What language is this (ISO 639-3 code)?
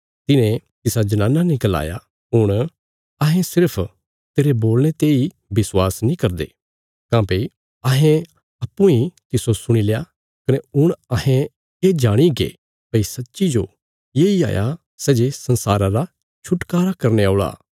kfs